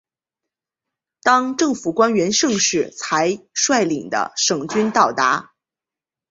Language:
Chinese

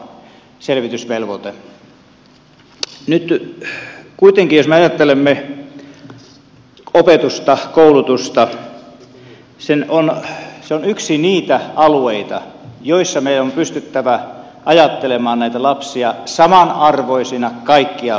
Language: Finnish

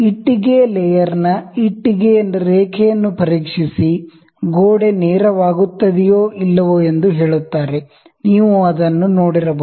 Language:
Kannada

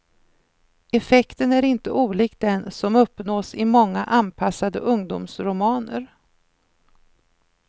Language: Swedish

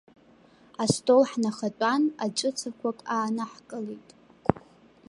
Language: Abkhazian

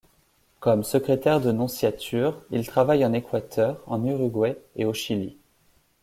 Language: French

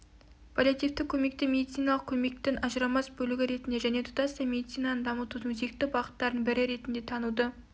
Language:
Kazakh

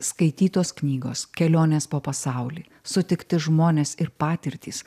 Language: Lithuanian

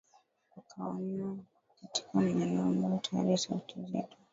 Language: Swahili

